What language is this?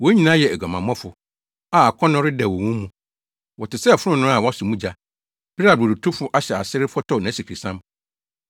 Akan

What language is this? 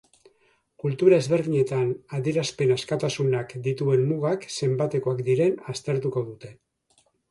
Basque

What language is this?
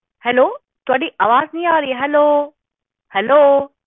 Punjabi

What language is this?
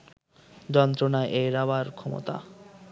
Bangla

